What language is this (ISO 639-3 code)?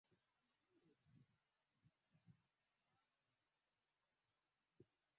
swa